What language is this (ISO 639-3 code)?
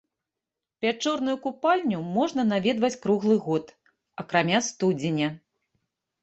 bel